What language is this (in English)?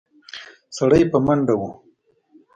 Pashto